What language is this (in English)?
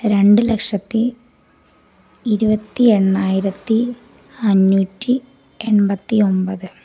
Malayalam